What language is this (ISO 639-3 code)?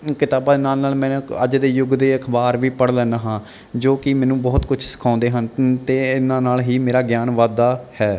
pan